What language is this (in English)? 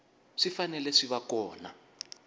Tsonga